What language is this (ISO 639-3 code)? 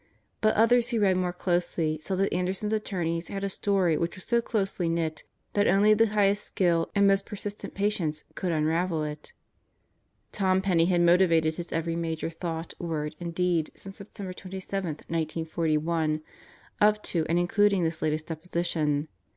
eng